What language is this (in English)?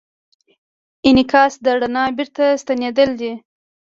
Pashto